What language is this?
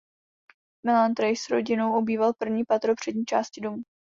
Czech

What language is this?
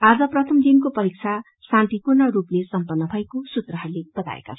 Nepali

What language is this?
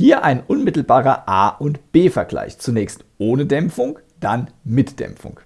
German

